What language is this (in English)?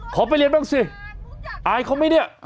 Thai